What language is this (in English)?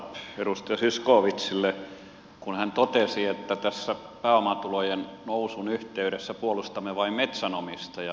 Finnish